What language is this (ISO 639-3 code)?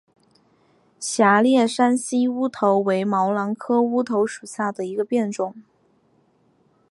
zho